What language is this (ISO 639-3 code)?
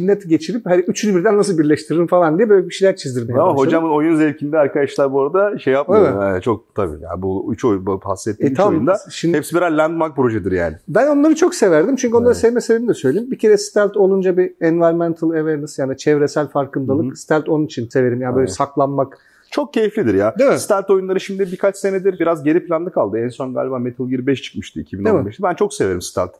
tur